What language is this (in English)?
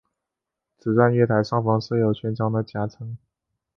Chinese